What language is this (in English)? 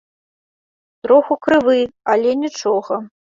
Belarusian